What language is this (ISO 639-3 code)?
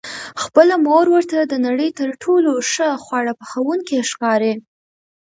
pus